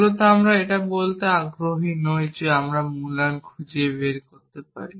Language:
Bangla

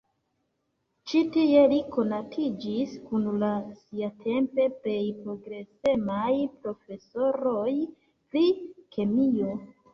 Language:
Esperanto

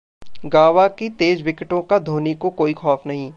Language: Hindi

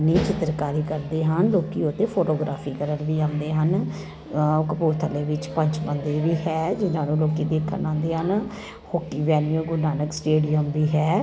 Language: Punjabi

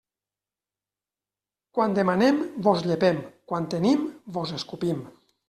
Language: Catalan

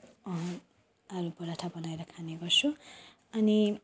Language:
Nepali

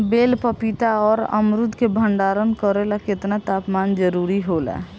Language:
Bhojpuri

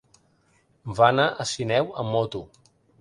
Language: Catalan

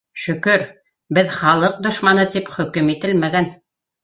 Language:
Bashkir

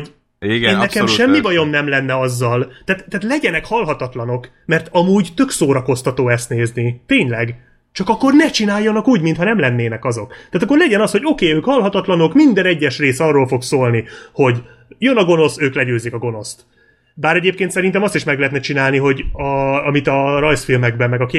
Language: Hungarian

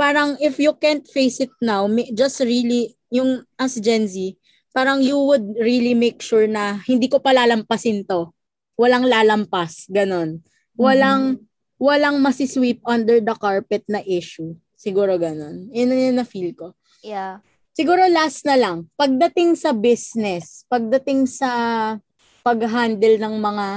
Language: Filipino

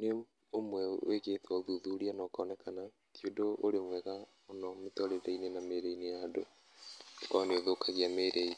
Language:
Kikuyu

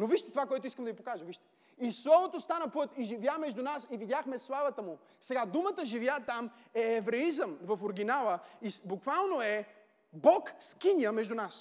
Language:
Bulgarian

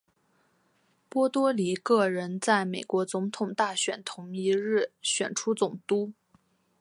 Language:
Chinese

